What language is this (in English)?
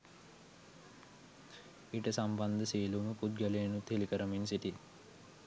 Sinhala